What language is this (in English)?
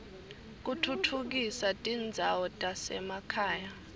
Swati